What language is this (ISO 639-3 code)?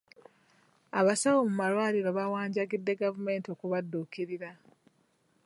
lug